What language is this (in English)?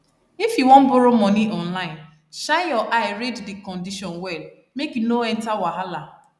Nigerian Pidgin